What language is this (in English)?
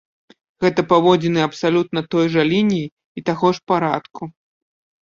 Belarusian